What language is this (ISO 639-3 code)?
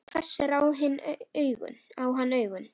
isl